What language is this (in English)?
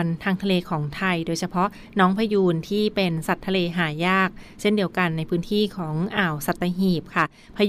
Thai